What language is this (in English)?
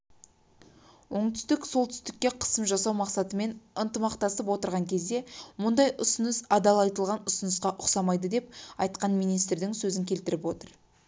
Kazakh